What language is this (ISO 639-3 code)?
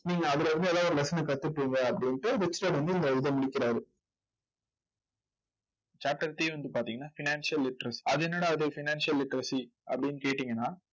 tam